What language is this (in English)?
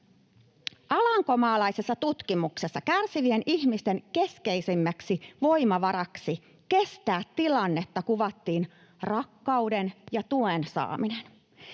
Finnish